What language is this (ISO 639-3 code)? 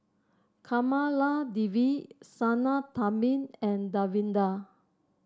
eng